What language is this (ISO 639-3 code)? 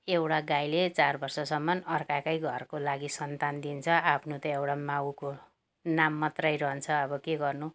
nep